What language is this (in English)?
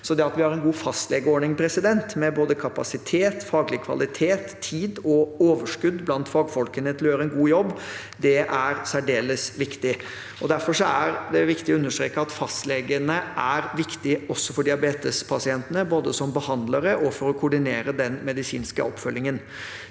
Norwegian